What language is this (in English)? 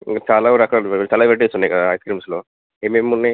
Telugu